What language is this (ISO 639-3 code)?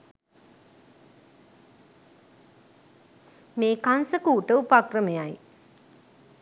sin